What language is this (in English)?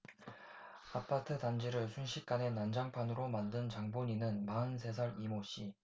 Korean